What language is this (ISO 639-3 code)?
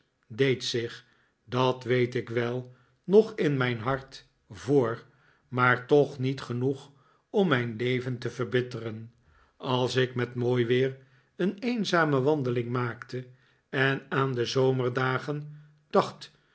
nld